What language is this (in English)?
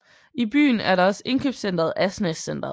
Danish